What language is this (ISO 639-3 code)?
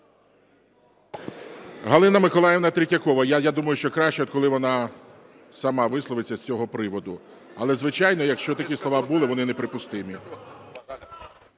ukr